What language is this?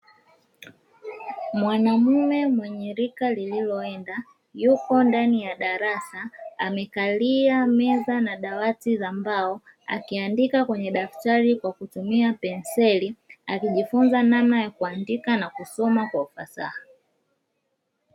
Swahili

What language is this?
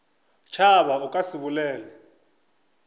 Northern Sotho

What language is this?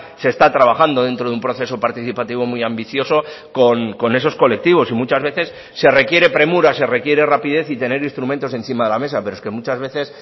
Spanish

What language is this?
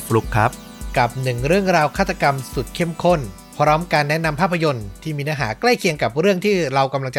Thai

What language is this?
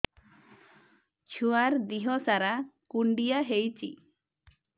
Odia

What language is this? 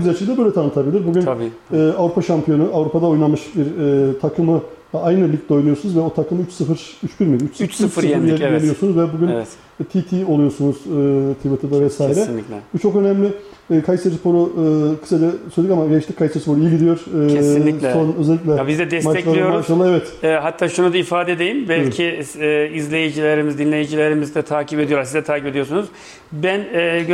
Turkish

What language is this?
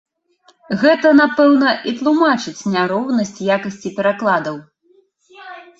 Belarusian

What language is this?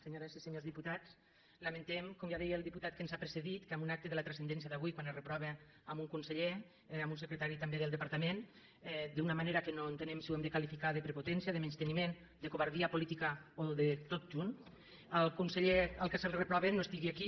Catalan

